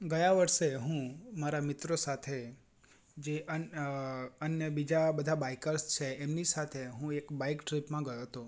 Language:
Gujarati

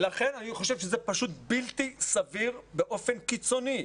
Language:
Hebrew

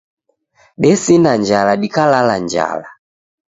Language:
Taita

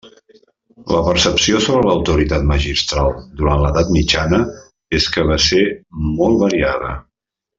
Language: Catalan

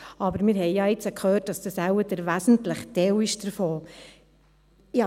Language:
Swiss German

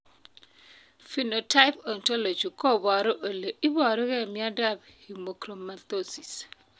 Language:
Kalenjin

